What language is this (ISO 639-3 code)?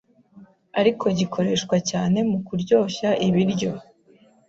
kin